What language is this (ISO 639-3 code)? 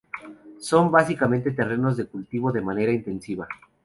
spa